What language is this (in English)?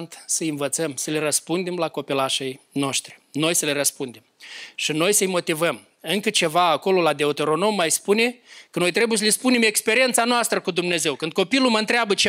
Romanian